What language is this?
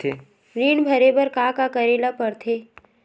Chhattisgarhi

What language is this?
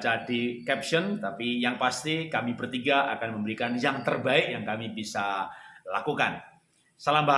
Indonesian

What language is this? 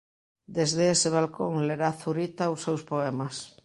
Galician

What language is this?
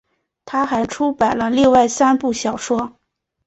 Chinese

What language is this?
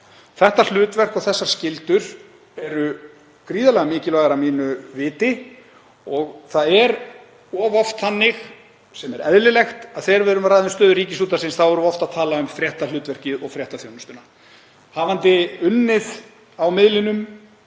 Icelandic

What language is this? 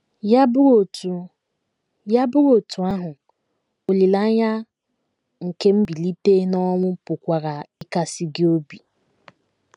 Igbo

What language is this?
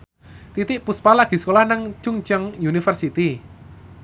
Javanese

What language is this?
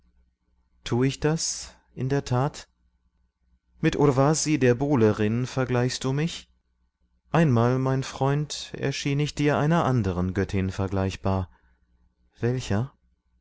German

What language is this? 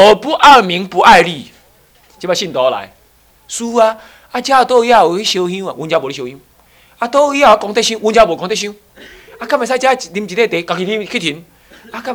Chinese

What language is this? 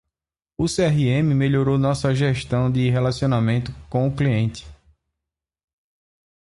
Portuguese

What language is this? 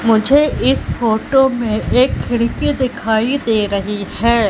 Hindi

